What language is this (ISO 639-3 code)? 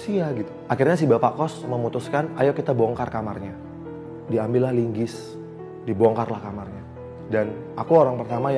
ind